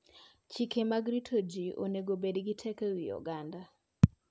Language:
Luo (Kenya and Tanzania)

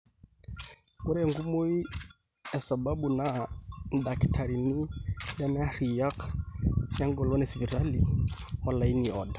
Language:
Masai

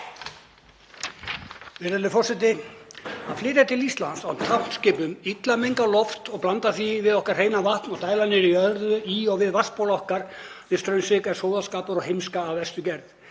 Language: Icelandic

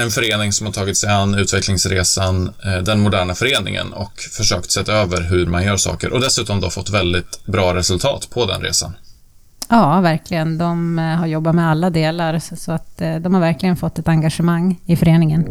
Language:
Swedish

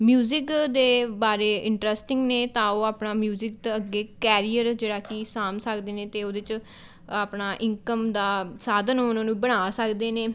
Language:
Punjabi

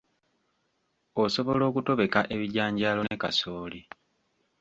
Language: Ganda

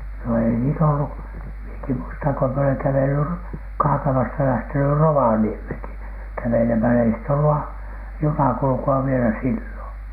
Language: Finnish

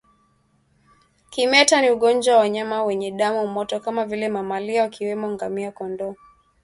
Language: Swahili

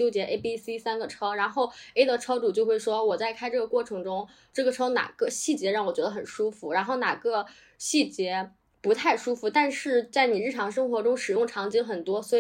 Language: Chinese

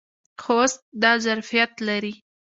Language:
Pashto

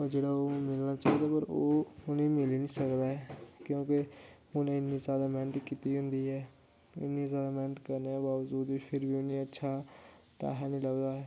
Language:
Dogri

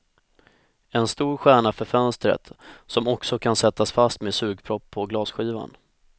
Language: Swedish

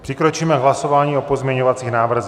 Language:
Czech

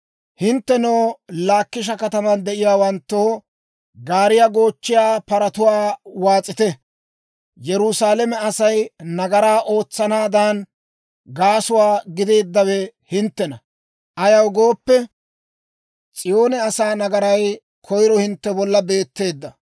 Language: Dawro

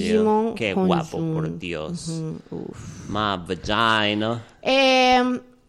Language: Spanish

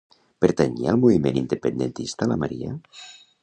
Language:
Catalan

